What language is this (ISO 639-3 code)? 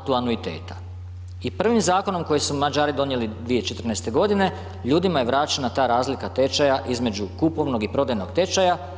hrv